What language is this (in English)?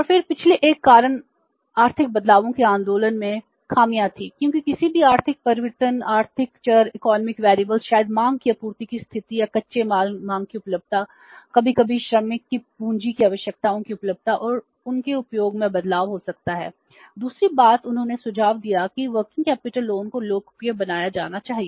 Hindi